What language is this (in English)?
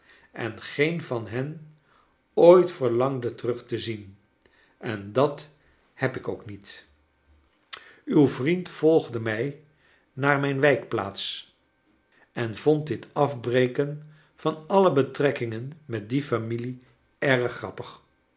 Dutch